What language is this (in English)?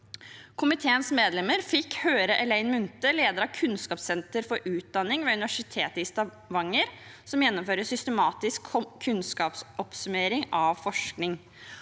Norwegian